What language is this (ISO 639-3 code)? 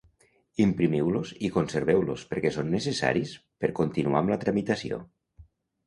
cat